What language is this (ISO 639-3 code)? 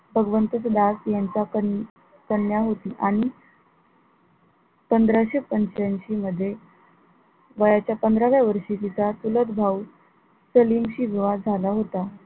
mar